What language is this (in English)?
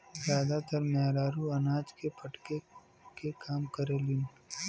Bhojpuri